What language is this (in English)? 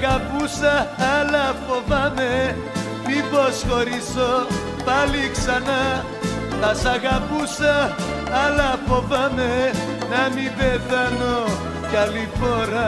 Greek